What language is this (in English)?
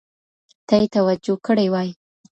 Pashto